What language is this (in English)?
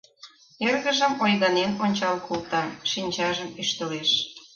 Mari